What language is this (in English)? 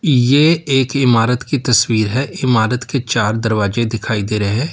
Hindi